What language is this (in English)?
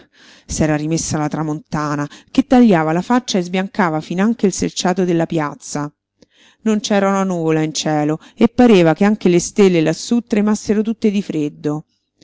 Italian